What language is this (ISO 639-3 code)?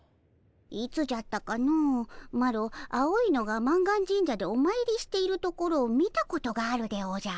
jpn